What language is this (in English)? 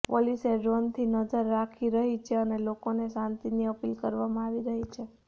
Gujarati